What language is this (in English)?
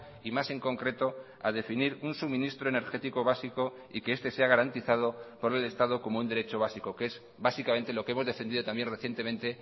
Spanish